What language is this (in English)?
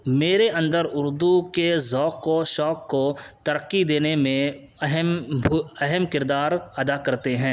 Urdu